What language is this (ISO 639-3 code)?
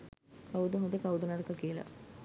sin